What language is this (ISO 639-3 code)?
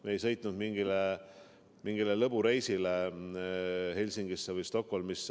est